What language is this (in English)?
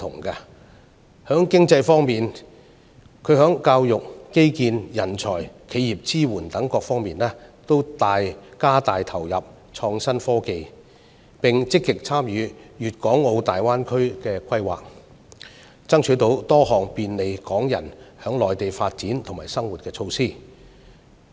Cantonese